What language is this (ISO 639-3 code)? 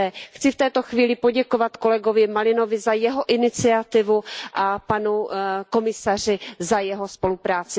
ces